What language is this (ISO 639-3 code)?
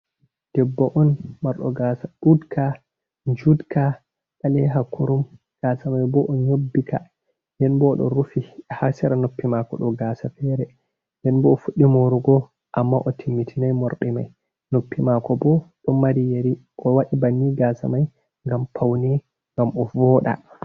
ful